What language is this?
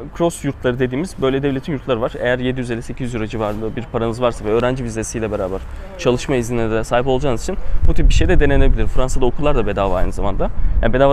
Turkish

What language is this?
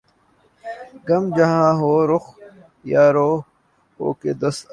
Urdu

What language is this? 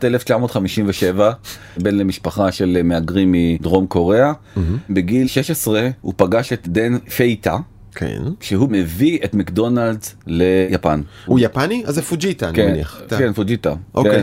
Hebrew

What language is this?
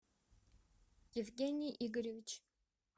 Russian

